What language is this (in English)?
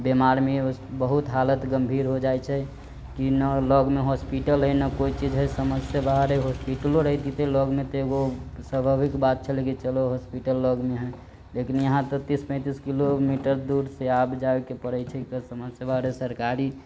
Maithili